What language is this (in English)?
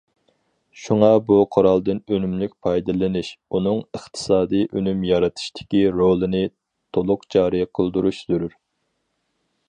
Uyghur